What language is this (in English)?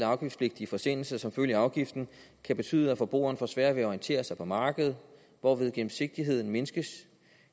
Danish